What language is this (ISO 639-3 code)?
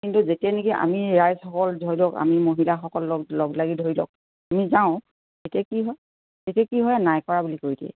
asm